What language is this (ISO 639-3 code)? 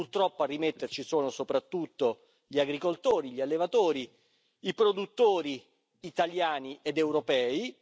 ita